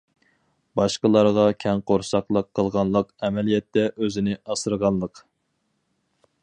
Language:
Uyghur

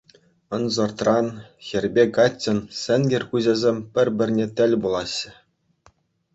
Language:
Chuvash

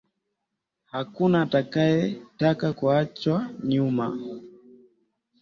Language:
Swahili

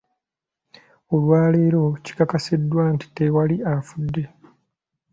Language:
Ganda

